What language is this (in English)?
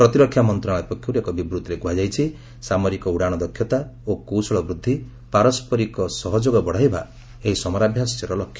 Odia